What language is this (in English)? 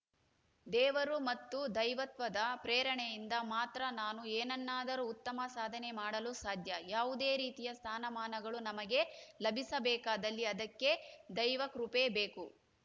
Kannada